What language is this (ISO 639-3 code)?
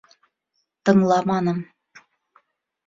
bak